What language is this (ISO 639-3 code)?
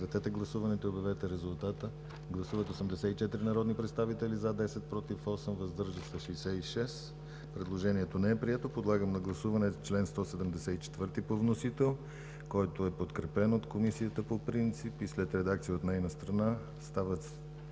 bul